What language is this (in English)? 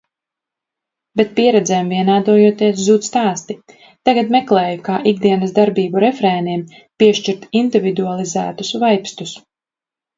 Latvian